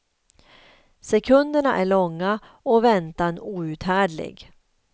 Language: Swedish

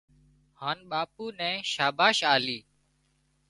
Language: Wadiyara Koli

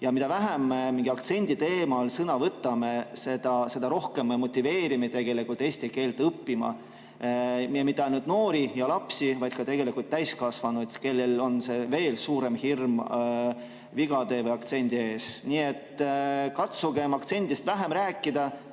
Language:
Estonian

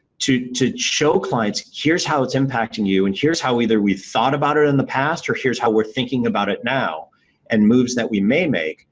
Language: English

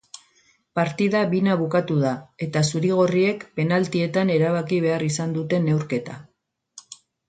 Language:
Basque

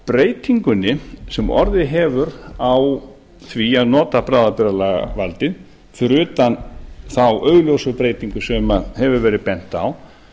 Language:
Icelandic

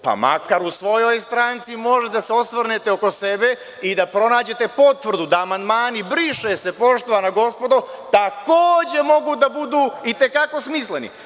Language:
Serbian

